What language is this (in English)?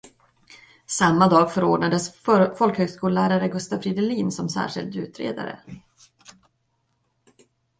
Swedish